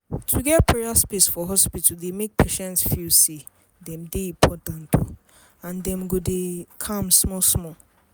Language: Nigerian Pidgin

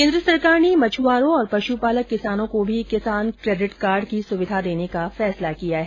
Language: Hindi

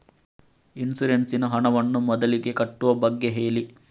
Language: Kannada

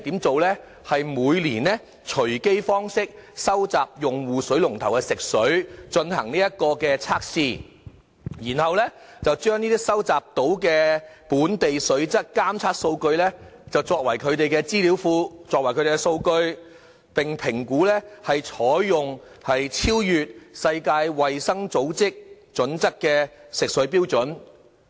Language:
Cantonese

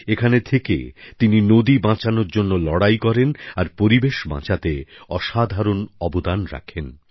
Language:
Bangla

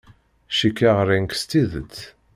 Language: Kabyle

